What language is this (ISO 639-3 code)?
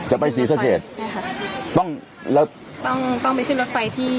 tha